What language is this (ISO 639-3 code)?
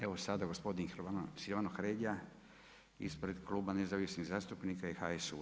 hrv